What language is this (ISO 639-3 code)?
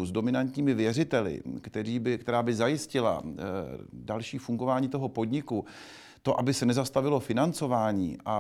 ces